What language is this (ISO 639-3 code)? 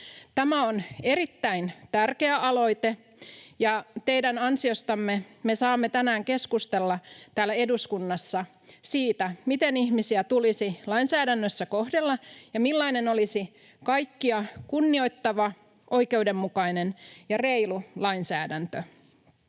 fin